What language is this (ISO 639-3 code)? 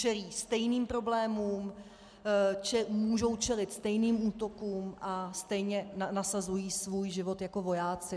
ces